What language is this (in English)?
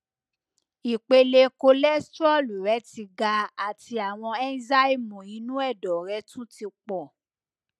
Yoruba